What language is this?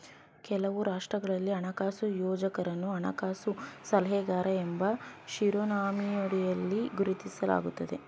Kannada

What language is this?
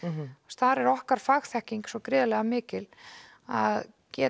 Icelandic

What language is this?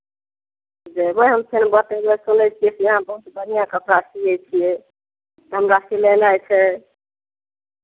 Maithili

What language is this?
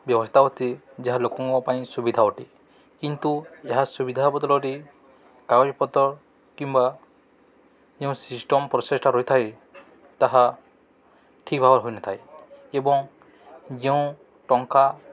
Odia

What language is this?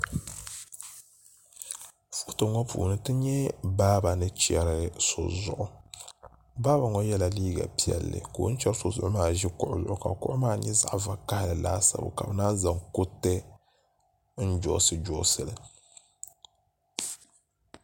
Dagbani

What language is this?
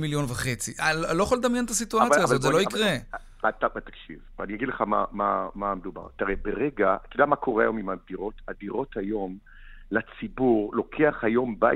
Hebrew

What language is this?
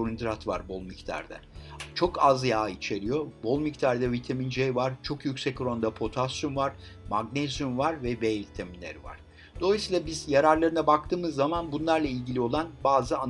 Turkish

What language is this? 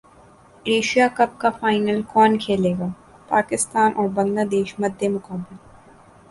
Urdu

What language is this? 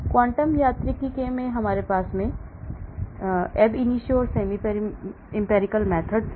Hindi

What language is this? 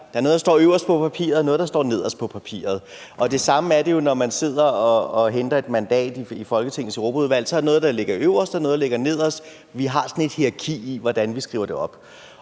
Danish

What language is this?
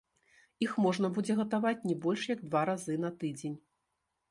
Belarusian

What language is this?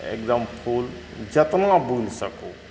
Maithili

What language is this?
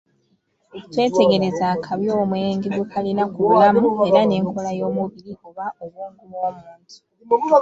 Ganda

